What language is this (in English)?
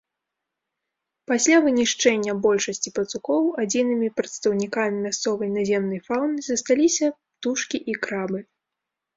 Belarusian